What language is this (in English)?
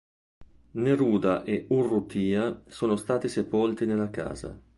Italian